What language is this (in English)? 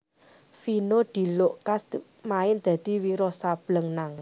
Javanese